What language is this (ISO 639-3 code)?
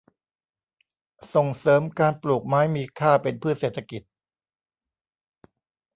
tha